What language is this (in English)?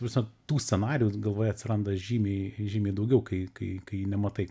Lithuanian